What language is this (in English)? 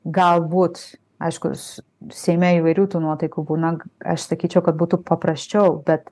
Lithuanian